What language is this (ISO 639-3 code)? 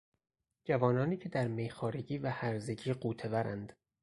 fas